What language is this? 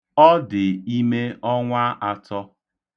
Igbo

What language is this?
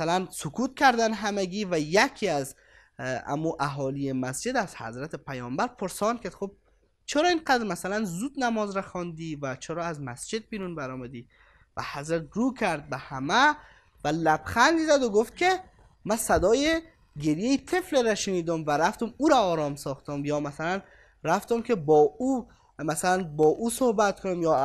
Persian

